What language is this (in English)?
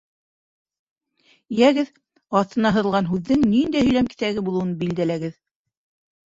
Bashkir